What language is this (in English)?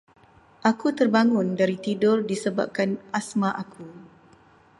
Malay